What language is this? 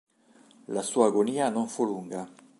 Italian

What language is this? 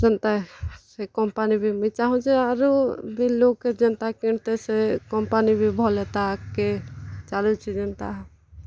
Odia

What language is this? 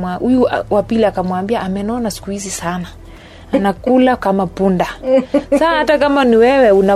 Swahili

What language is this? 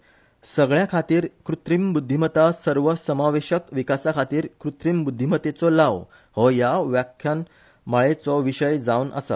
Konkani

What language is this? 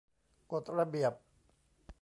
Thai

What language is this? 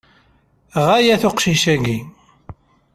Kabyle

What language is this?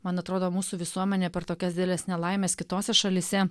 Lithuanian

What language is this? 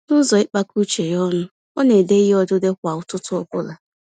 Igbo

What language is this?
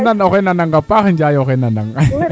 Serer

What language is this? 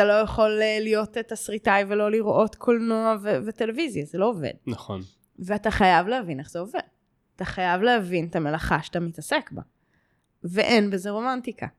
Hebrew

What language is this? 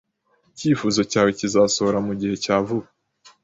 Kinyarwanda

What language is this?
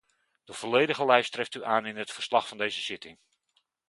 Dutch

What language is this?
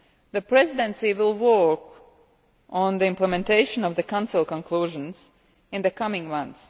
English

